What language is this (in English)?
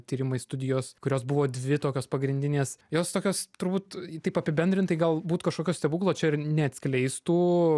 Lithuanian